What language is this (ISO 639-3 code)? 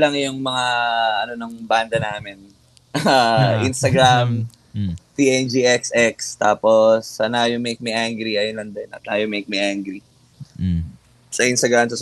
fil